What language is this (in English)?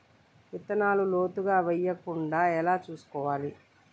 Telugu